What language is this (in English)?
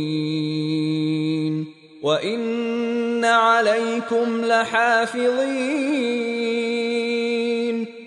Filipino